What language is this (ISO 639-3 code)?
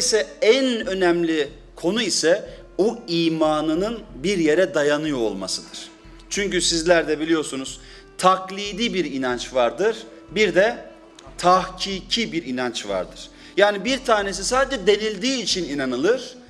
tur